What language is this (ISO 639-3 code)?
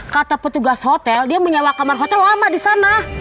ind